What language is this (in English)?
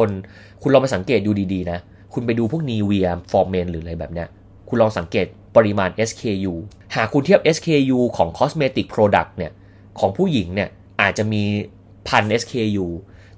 Thai